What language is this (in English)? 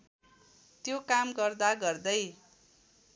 Nepali